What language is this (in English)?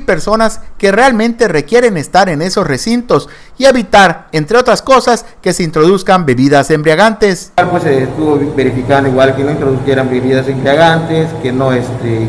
Spanish